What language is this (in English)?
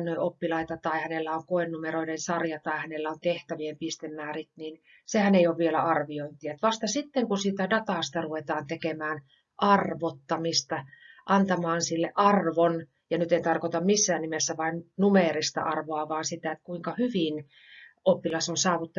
Finnish